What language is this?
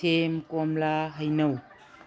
Manipuri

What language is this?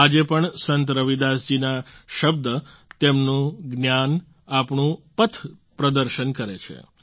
Gujarati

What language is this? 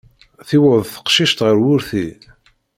Kabyle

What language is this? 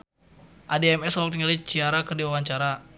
Sundanese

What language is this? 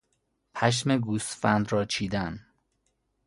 Persian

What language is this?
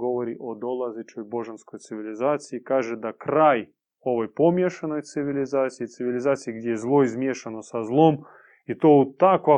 Croatian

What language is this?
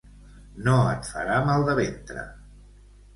Catalan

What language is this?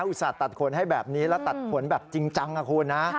Thai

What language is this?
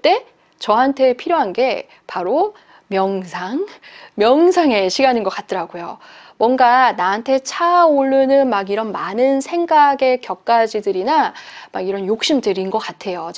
Korean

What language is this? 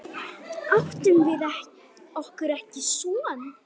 Icelandic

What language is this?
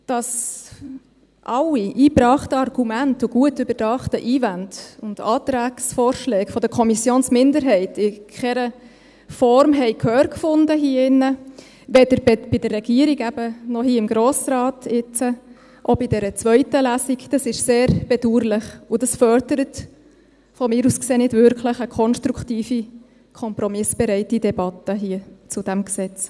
Swiss German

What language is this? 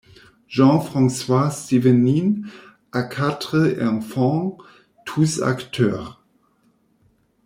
French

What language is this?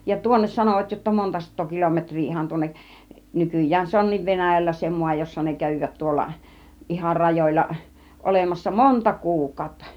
Finnish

